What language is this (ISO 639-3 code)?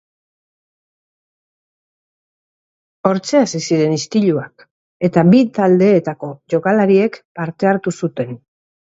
eus